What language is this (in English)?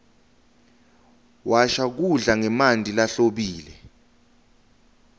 Swati